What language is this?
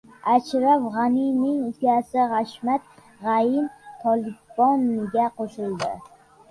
Uzbek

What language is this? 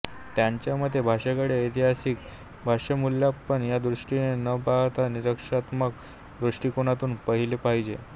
Marathi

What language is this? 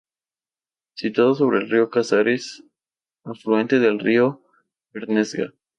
Spanish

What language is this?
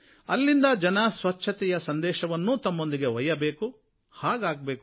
Kannada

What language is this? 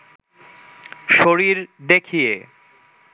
Bangla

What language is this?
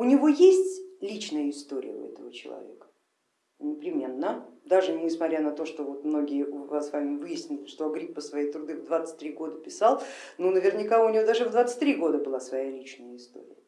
Russian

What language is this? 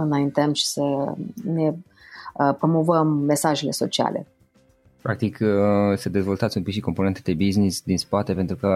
Romanian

